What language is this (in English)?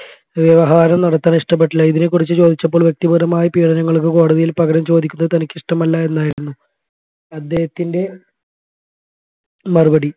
Malayalam